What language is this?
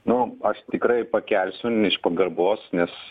Lithuanian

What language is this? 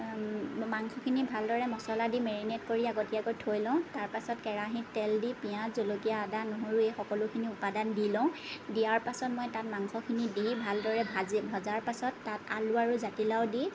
Assamese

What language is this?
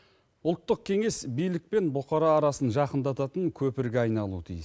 Kazakh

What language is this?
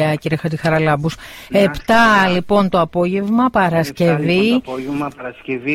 Greek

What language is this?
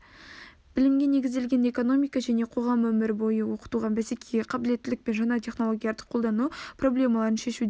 Kazakh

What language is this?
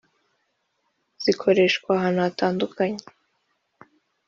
Kinyarwanda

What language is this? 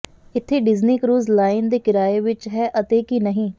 Punjabi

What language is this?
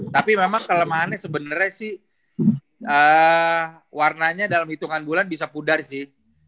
Indonesian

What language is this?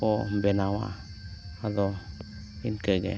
Santali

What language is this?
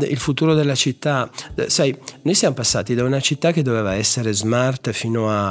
Italian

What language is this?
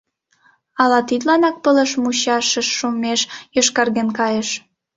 Mari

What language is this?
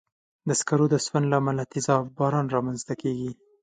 Pashto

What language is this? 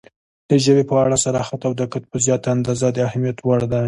Pashto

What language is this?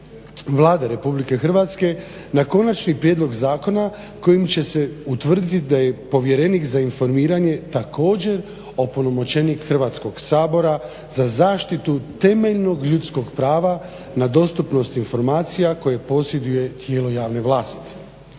Croatian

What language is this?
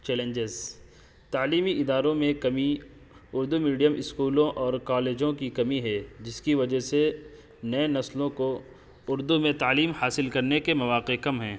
Urdu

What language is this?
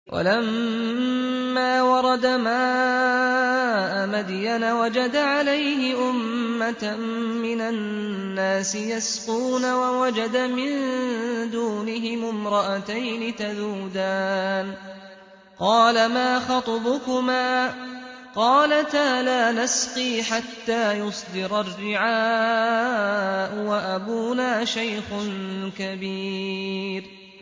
Arabic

